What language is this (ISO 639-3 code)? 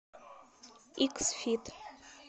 rus